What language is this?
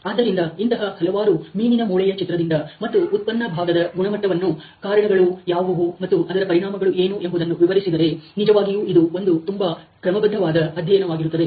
Kannada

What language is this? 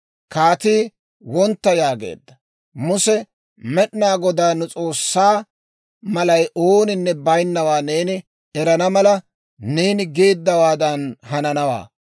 Dawro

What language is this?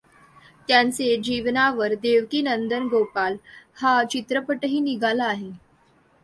Marathi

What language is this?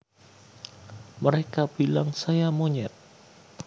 Javanese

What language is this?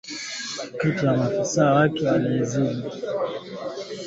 Swahili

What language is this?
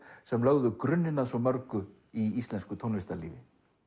Icelandic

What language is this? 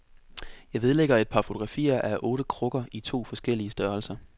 Danish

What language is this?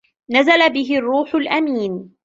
Arabic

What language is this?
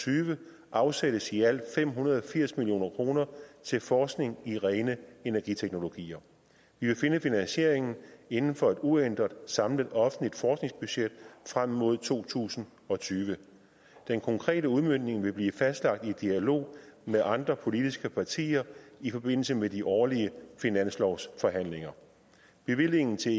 Danish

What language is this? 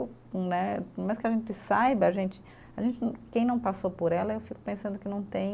Portuguese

